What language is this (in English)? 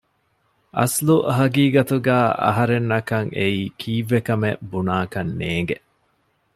Divehi